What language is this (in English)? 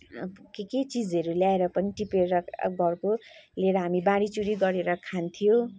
Nepali